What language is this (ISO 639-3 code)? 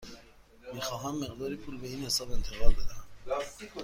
fas